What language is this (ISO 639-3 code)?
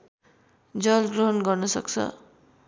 nep